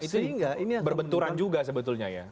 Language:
Indonesian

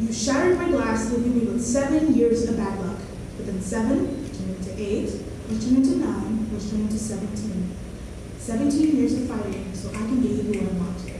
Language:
English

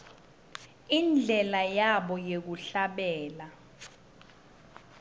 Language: Swati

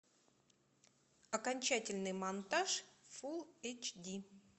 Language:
Russian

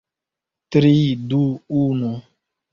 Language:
Esperanto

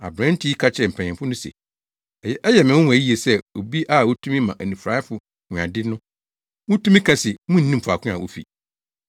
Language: Akan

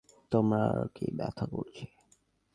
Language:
Bangla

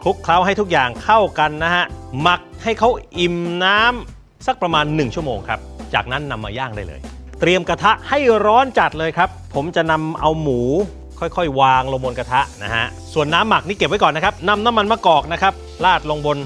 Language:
Thai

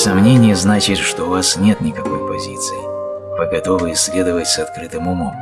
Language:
Russian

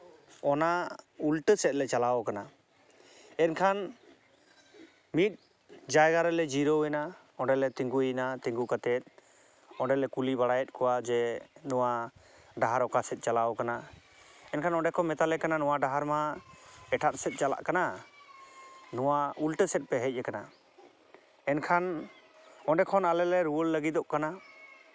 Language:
Santali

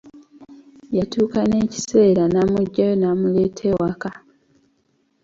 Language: Ganda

